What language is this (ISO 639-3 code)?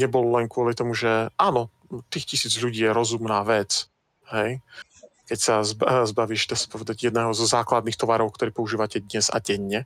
slk